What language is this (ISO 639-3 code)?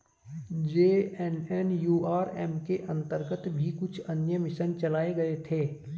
hin